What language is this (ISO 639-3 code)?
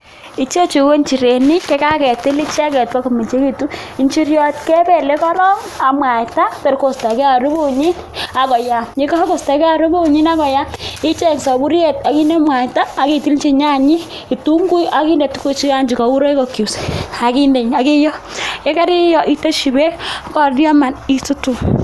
kln